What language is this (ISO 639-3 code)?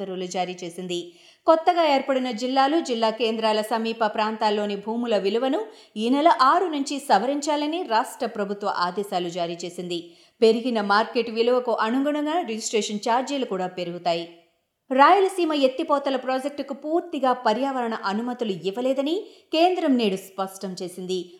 tel